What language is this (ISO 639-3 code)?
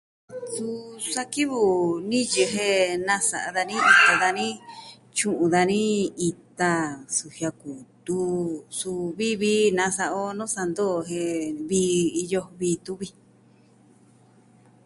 meh